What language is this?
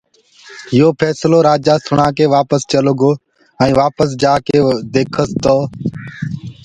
Gurgula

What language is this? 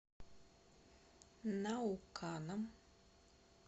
Russian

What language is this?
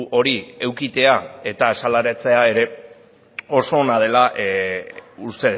Basque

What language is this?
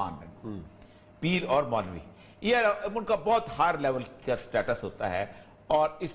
Urdu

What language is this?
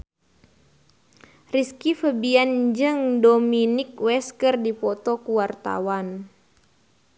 Sundanese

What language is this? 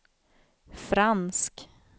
Swedish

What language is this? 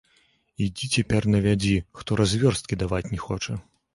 Belarusian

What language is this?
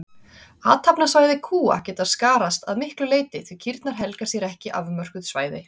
Icelandic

